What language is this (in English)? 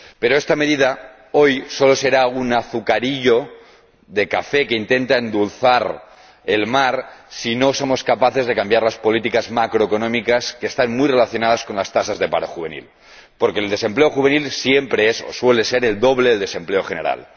Spanish